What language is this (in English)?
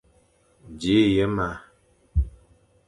Fang